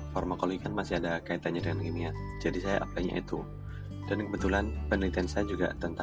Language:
Indonesian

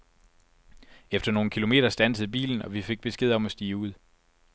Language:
Danish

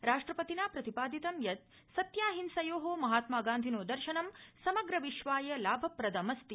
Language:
Sanskrit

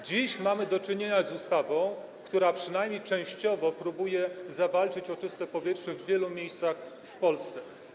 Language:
Polish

